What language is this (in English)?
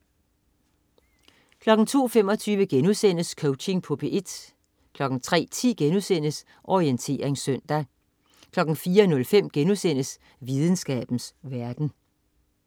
Danish